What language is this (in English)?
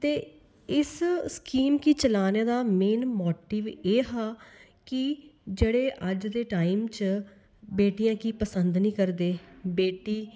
Dogri